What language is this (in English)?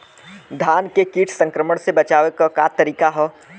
Bhojpuri